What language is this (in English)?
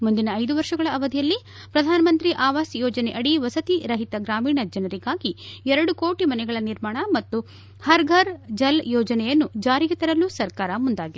Kannada